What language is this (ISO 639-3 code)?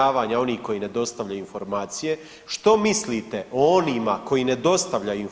hrv